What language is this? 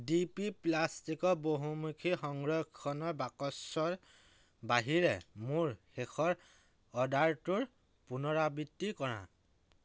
Assamese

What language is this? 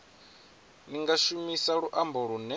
Venda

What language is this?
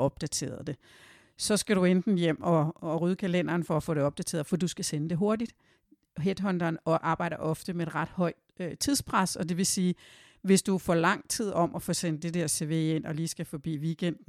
Danish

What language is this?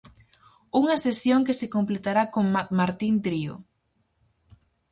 Galician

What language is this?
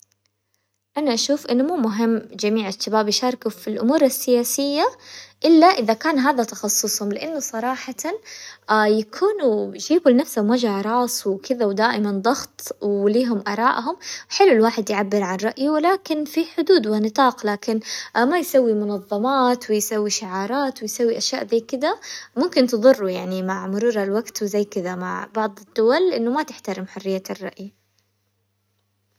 Hijazi Arabic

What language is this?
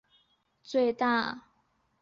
Chinese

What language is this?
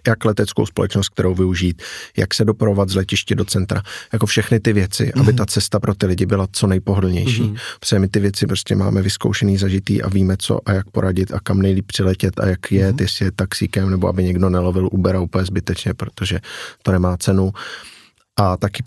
Czech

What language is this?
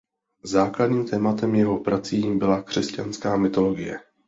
Czech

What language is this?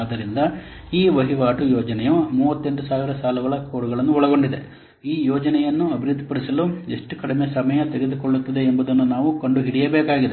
Kannada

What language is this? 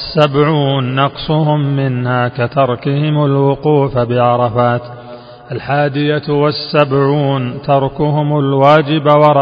Arabic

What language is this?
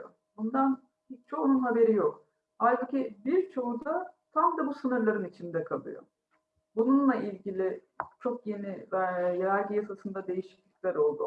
Turkish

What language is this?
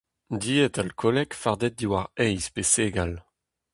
Breton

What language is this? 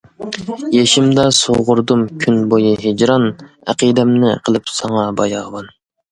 Uyghur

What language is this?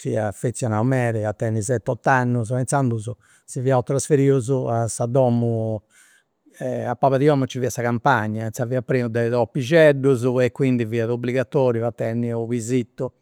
Campidanese Sardinian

